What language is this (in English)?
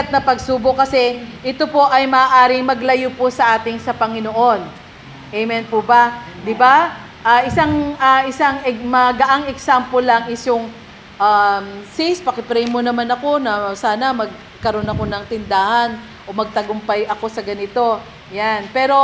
Filipino